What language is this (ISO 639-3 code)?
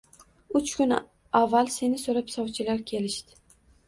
uzb